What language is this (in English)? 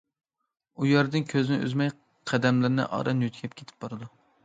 Uyghur